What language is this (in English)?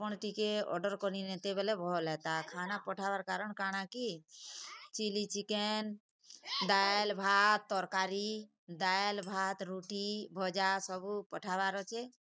Odia